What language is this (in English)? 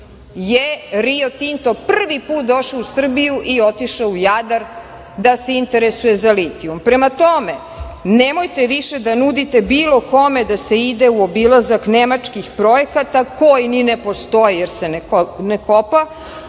Serbian